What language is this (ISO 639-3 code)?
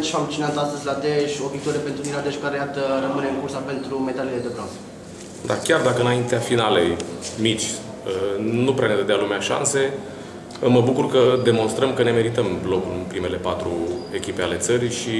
ron